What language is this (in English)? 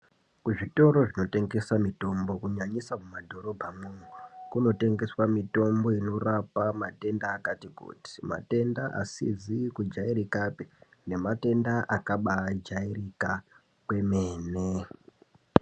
Ndau